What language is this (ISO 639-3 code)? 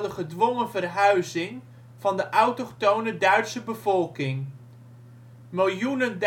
nld